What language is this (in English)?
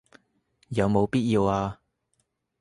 Cantonese